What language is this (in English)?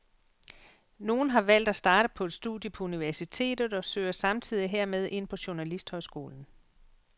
Danish